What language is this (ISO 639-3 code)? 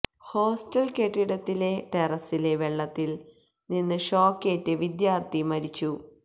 mal